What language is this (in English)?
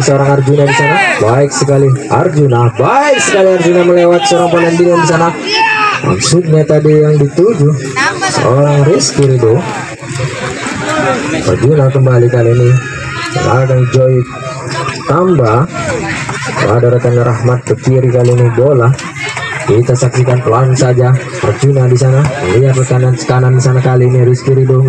Indonesian